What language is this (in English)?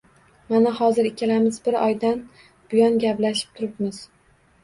Uzbek